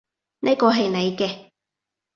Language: Cantonese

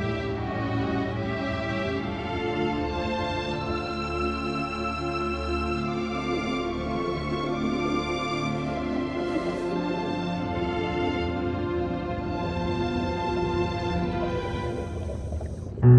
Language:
Korean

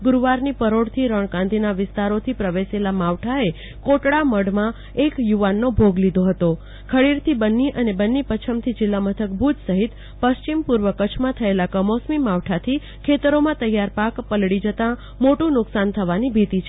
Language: Gujarati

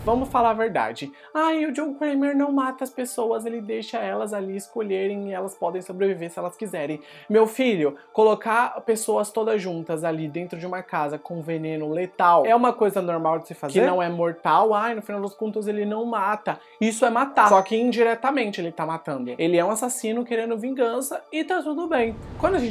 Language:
Portuguese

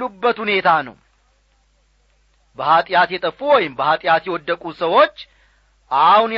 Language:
Amharic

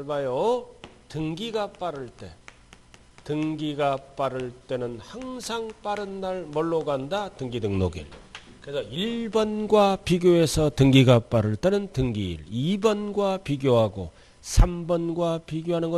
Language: Korean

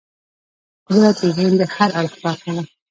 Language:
Pashto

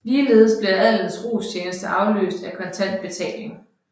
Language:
Danish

